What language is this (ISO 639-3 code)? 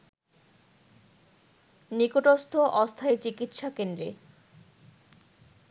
ben